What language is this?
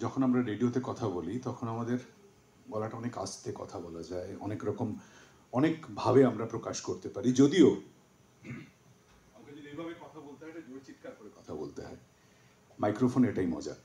Bangla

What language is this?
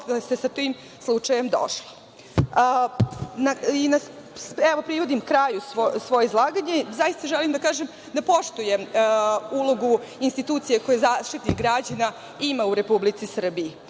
Serbian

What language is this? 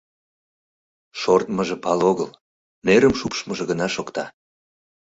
Mari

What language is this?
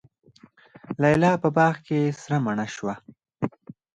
Pashto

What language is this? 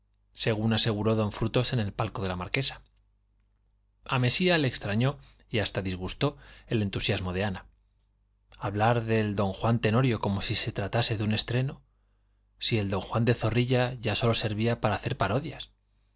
Spanish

